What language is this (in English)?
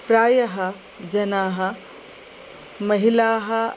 Sanskrit